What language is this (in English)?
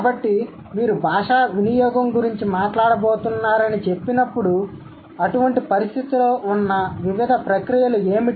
Telugu